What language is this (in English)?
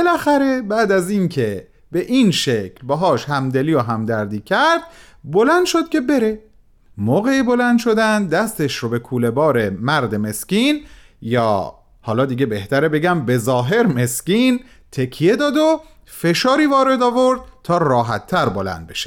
Persian